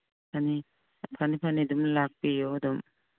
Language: Manipuri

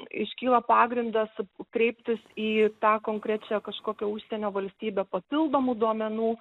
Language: Lithuanian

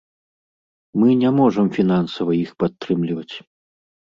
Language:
Belarusian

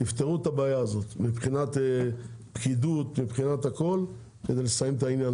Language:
Hebrew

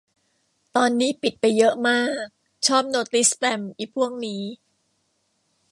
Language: Thai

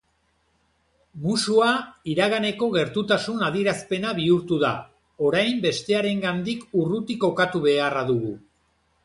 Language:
Basque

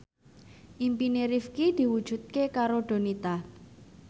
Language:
Javanese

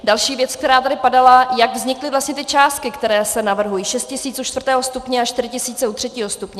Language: Czech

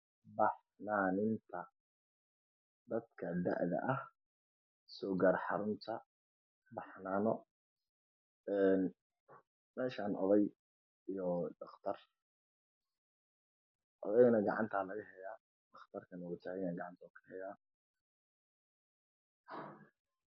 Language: Somali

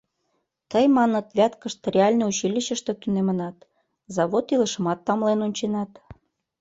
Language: Mari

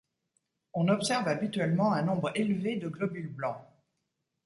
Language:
French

